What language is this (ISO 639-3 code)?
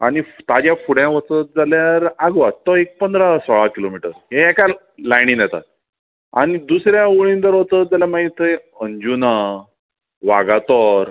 kok